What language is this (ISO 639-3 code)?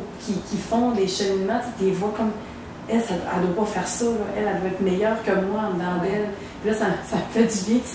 fra